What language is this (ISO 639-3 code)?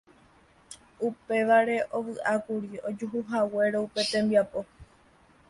grn